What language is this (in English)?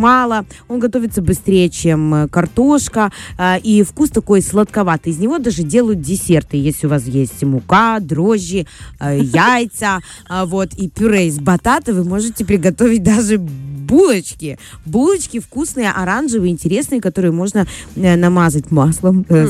Russian